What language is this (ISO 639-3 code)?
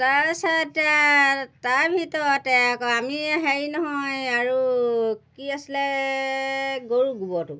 asm